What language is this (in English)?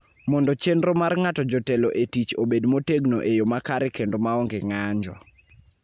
Luo (Kenya and Tanzania)